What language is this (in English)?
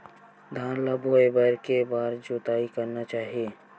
Chhattisgarhi